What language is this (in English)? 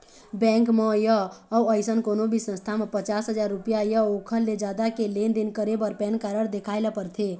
Chhattisgarhi